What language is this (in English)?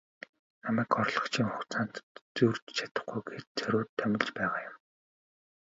Mongolian